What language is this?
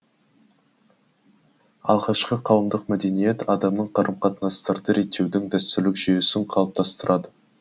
Kazakh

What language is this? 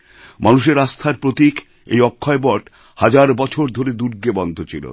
Bangla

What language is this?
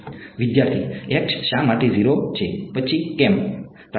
Gujarati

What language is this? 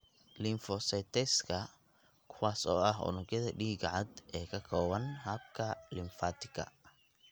Somali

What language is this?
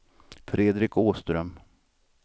Swedish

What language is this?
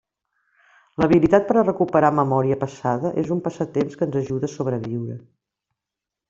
Catalan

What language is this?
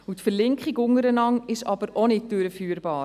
Swiss German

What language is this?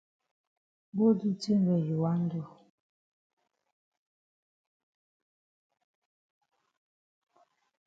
Cameroon Pidgin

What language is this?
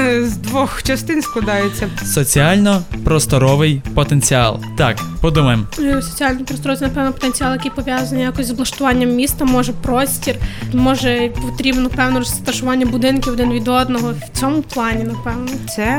Ukrainian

